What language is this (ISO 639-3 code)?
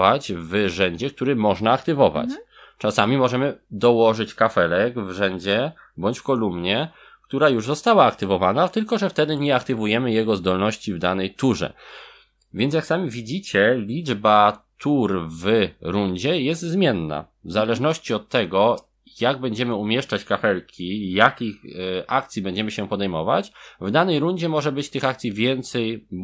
pol